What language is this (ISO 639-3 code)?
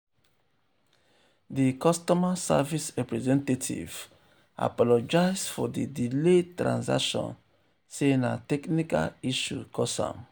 pcm